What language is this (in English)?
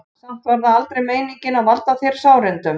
Icelandic